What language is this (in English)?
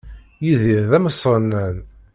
Kabyle